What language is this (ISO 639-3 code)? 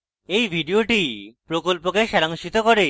ben